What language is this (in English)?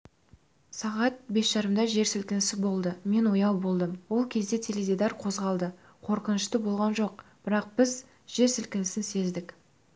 Kazakh